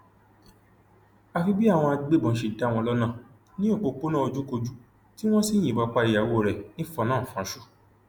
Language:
Yoruba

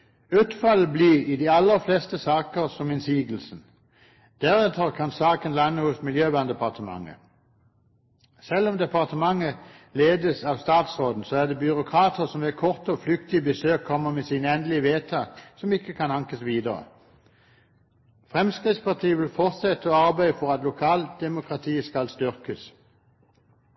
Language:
Norwegian Bokmål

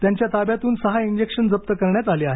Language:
Marathi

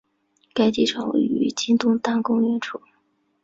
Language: Chinese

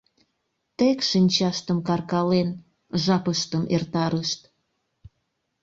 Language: Mari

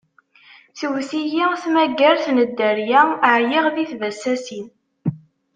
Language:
Kabyle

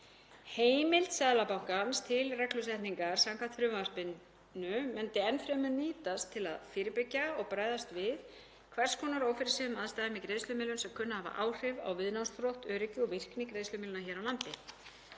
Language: Icelandic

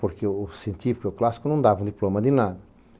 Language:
Portuguese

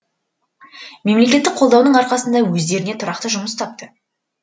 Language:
Kazakh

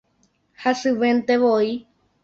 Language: Guarani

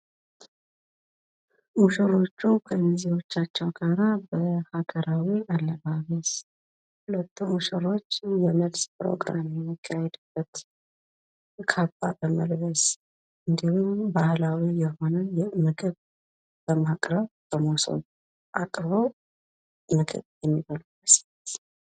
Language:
Amharic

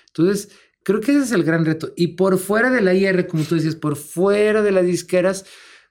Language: Spanish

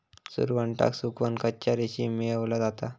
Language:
Marathi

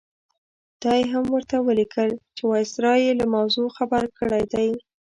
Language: Pashto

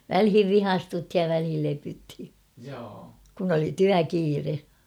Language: Finnish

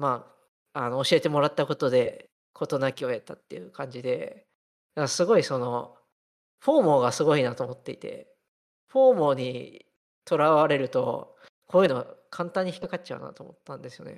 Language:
Japanese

